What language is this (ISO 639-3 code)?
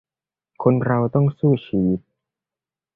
tha